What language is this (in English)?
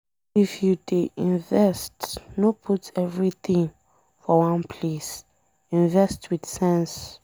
Nigerian Pidgin